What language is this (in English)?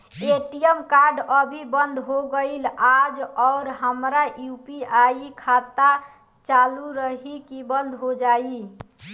Bhojpuri